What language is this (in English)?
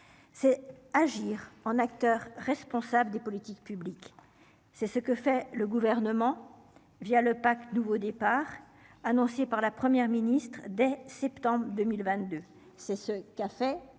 French